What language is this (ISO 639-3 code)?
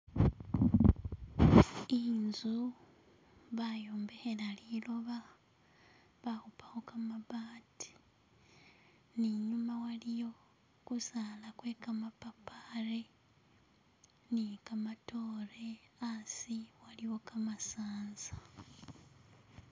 myx